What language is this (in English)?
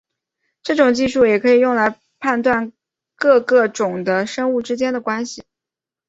Chinese